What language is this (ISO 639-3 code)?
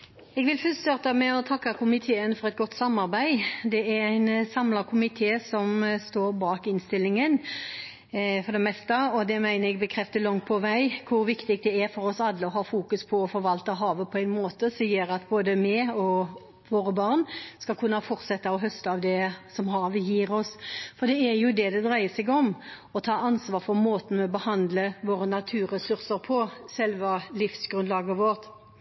nor